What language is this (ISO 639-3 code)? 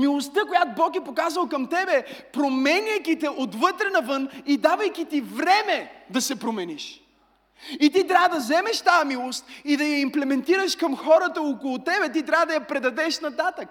bul